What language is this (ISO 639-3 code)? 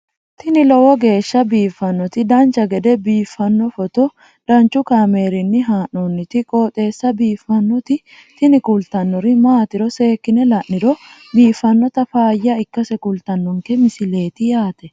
sid